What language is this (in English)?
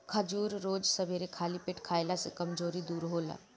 Bhojpuri